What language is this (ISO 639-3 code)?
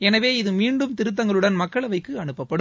tam